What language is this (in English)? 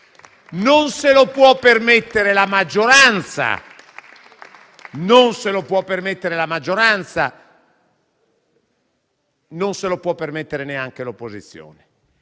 Italian